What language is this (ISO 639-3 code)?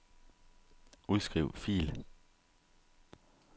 dan